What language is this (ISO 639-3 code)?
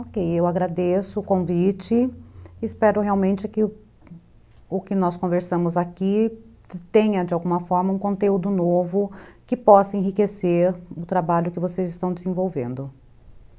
por